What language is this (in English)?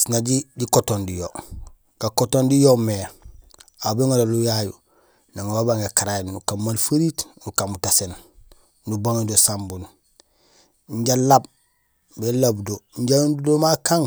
Gusilay